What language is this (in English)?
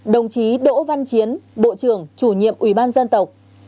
Vietnamese